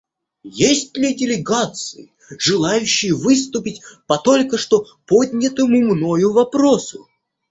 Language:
Russian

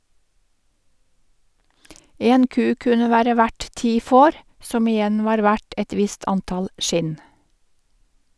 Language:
Norwegian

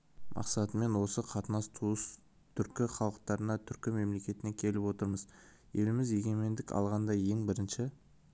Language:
Kazakh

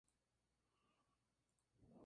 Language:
Spanish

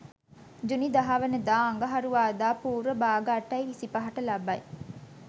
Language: Sinhala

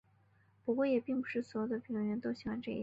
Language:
Chinese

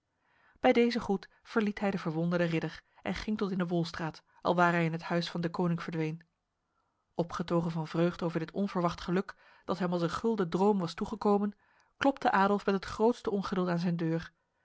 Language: Dutch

